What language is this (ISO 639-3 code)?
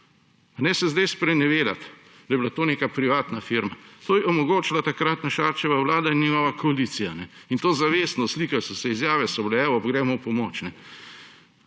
slv